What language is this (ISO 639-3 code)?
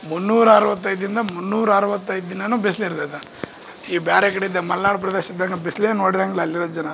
kan